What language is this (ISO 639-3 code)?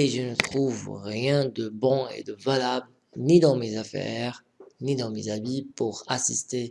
fra